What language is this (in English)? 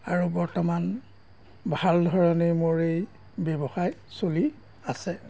Assamese